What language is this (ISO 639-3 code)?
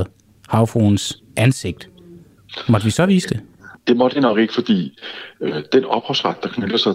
dan